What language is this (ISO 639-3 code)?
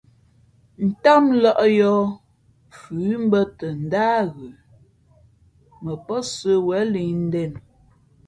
fmp